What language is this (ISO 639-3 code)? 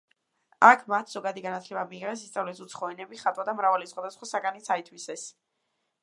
kat